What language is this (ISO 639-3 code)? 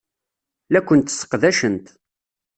kab